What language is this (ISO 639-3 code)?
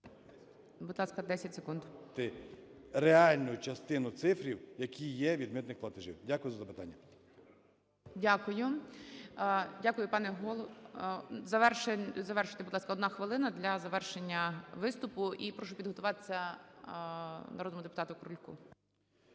ukr